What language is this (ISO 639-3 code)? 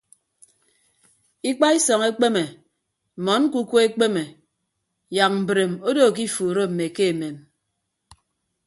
ibb